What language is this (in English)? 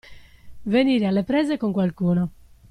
Italian